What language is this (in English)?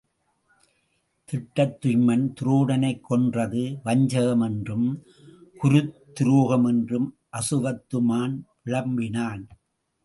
Tamil